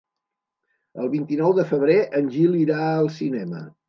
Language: Catalan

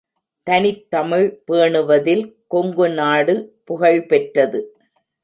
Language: Tamil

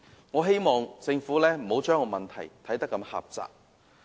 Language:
Cantonese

